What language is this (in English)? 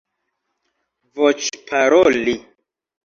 Esperanto